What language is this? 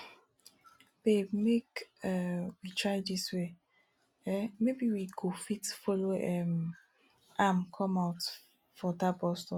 Nigerian Pidgin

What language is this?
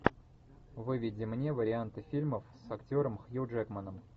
Russian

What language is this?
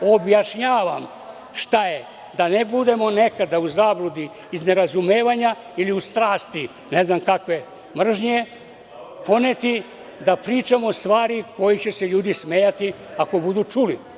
Serbian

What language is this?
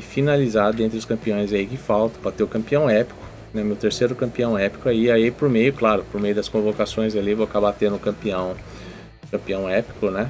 Portuguese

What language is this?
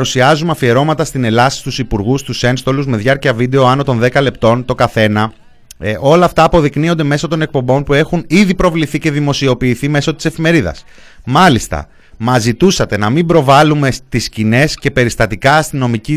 Greek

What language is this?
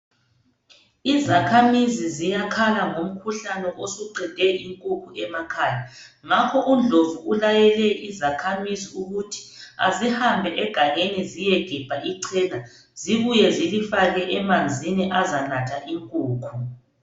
North Ndebele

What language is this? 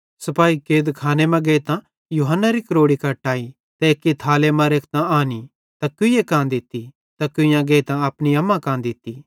Bhadrawahi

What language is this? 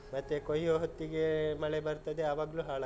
Kannada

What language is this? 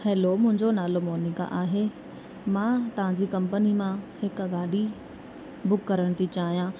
Sindhi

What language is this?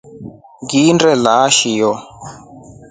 Rombo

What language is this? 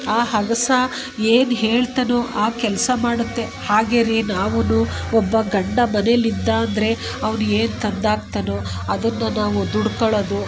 Kannada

